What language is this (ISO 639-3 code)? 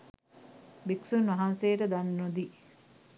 sin